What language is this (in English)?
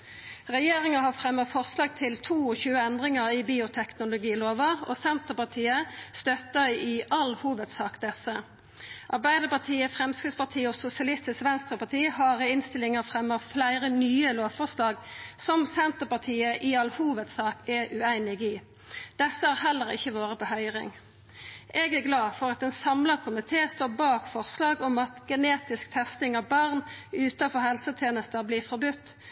Norwegian Nynorsk